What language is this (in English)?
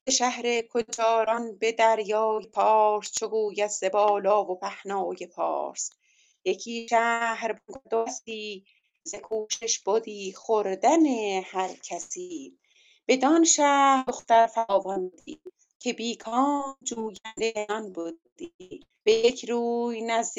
Persian